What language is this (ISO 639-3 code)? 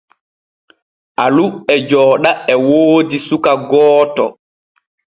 fue